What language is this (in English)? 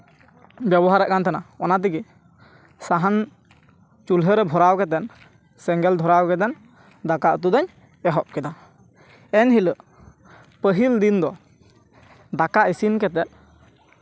Santali